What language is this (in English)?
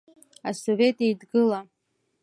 Abkhazian